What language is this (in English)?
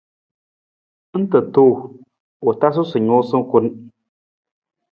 Nawdm